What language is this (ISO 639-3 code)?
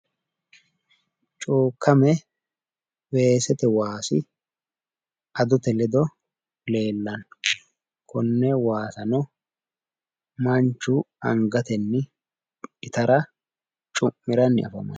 sid